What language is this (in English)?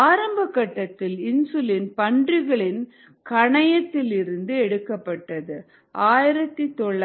Tamil